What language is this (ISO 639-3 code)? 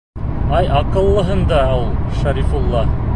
bak